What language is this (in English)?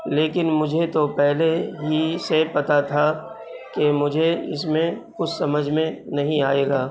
Urdu